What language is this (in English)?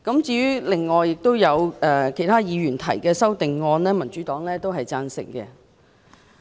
Cantonese